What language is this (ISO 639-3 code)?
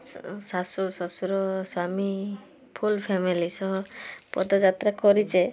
ori